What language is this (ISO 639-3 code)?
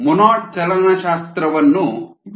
kan